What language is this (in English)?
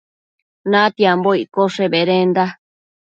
Matsés